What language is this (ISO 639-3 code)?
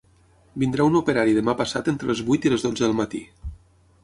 cat